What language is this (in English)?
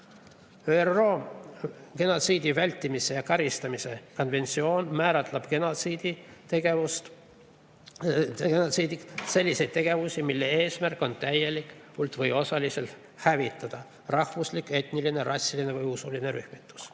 Estonian